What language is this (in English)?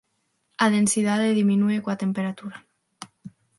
Galician